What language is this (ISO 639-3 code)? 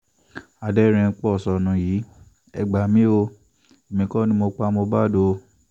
yor